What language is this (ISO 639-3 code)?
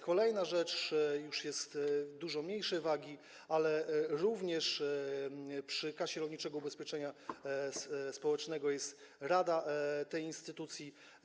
pol